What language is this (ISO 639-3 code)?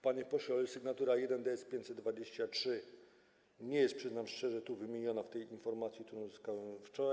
pol